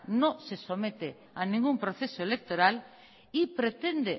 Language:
Spanish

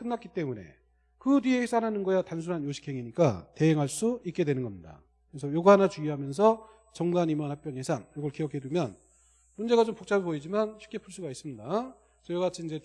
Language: Korean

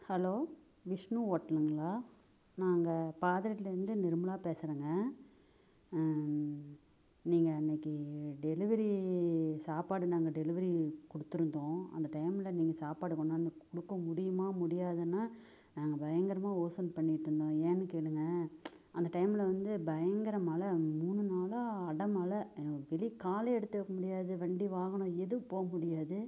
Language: Tamil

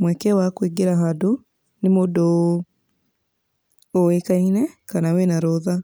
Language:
Kikuyu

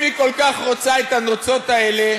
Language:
Hebrew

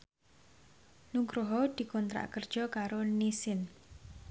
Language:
Javanese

